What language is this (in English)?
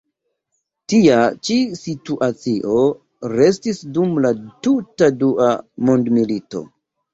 Esperanto